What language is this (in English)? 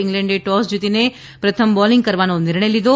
Gujarati